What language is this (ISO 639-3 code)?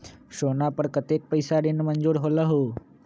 mag